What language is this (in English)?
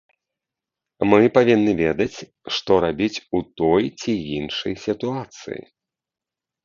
Belarusian